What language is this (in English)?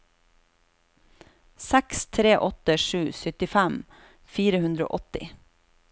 Norwegian